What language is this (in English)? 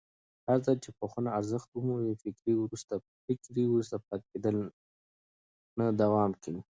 Pashto